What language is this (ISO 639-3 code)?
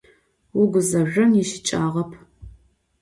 ady